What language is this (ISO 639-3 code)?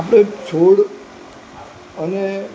guj